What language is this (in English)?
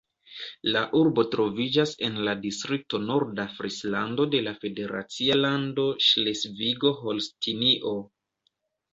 Esperanto